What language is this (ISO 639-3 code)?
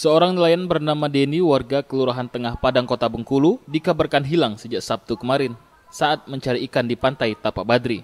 ind